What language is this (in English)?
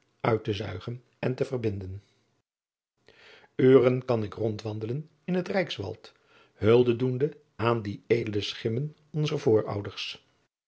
Dutch